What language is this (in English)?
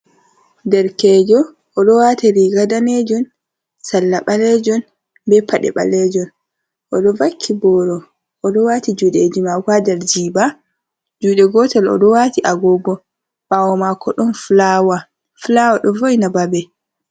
Fula